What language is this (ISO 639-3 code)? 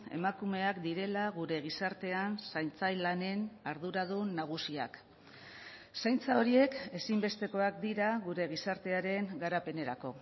eus